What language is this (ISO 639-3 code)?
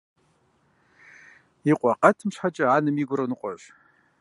kbd